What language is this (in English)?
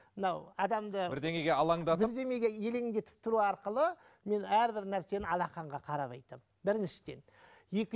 Kazakh